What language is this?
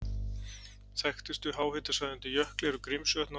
Icelandic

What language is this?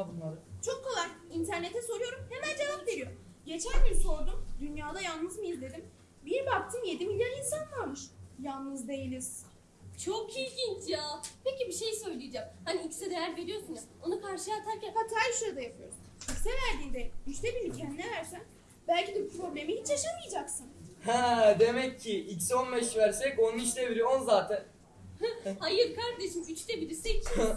Turkish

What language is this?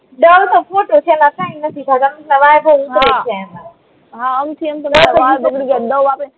Gujarati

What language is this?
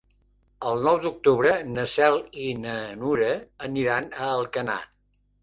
Catalan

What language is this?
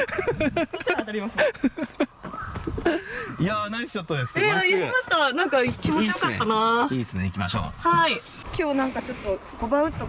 Japanese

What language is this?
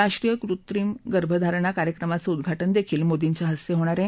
Marathi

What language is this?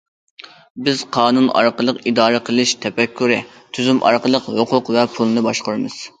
Uyghur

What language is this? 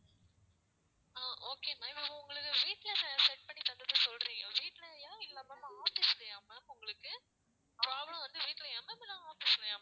Tamil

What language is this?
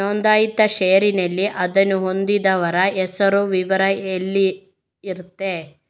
Kannada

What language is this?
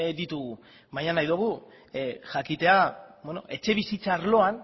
Basque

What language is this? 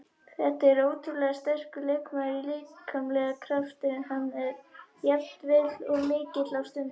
Icelandic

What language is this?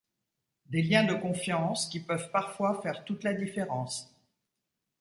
French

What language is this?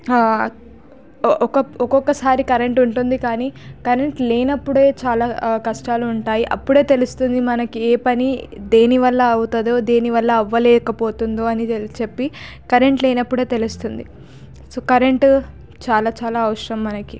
Telugu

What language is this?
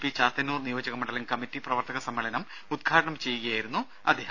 Malayalam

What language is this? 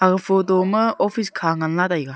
Wancho Naga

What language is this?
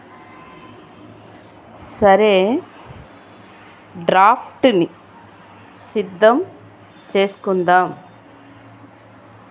Telugu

